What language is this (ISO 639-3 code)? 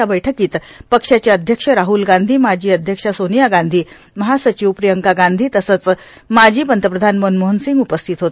mar